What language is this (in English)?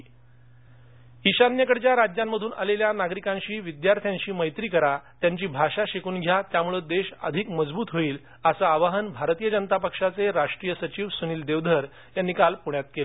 Marathi